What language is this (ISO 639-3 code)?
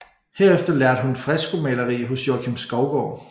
dan